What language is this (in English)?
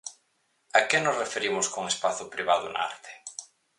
Galician